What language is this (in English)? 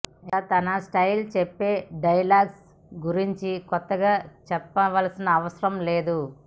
Telugu